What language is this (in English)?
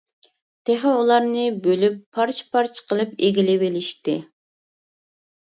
Uyghur